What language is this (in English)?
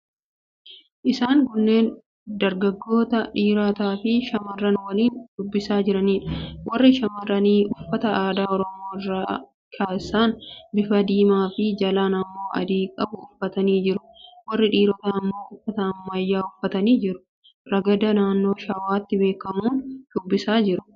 Oromo